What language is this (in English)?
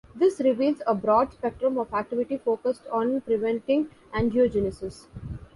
English